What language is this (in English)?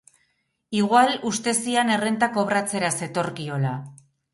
Basque